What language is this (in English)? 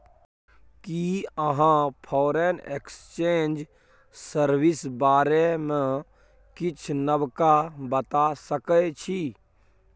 Maithili